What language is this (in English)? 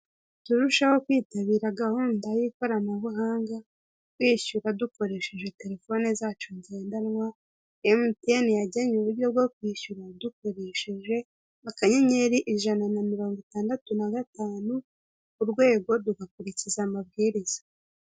Kinyarwanda